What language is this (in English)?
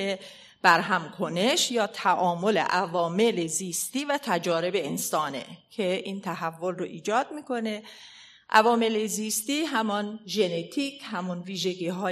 Persian